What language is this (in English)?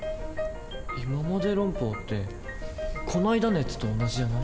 Japanese